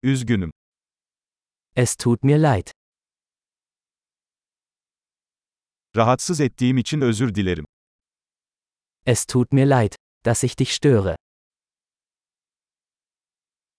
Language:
Turkish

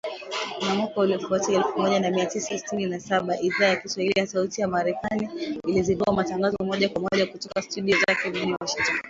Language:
Swahili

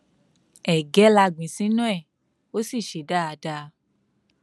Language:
Yoruba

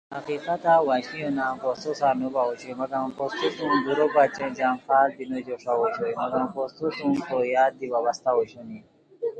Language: Khowar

